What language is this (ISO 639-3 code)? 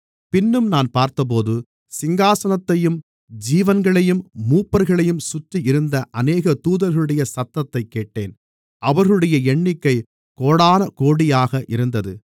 tam